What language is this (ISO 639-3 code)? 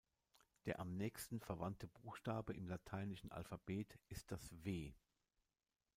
deu